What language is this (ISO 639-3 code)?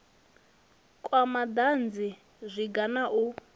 ven